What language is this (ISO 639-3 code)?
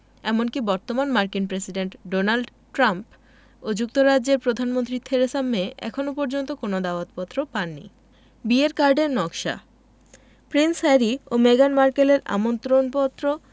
ben